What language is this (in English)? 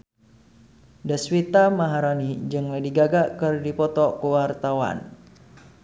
Sundanese